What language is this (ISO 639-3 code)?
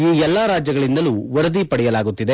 kan